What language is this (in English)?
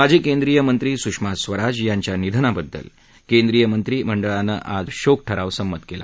Marathi